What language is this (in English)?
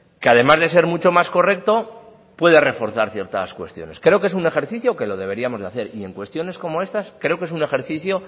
Spanish